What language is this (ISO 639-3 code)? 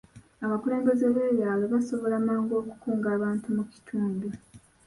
lug